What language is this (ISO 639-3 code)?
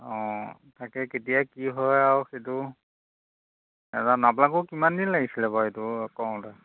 asm